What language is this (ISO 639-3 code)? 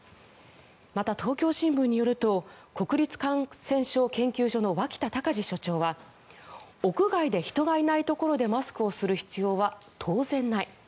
jpn